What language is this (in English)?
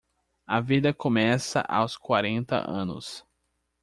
Portuguese